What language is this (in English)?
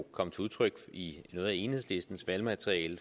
Danish